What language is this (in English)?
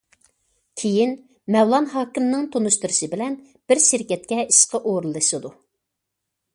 Uyghur